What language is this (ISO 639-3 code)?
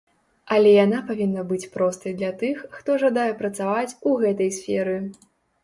bel